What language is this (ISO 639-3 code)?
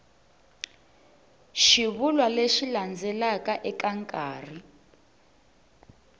tso